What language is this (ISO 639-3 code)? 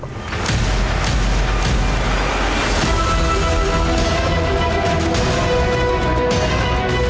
ind